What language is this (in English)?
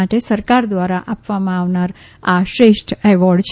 Gujarati